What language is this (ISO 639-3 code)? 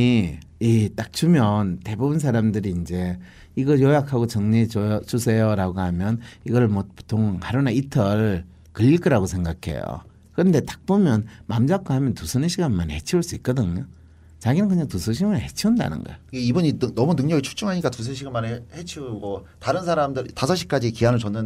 kor